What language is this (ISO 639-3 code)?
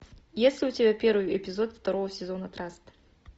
rus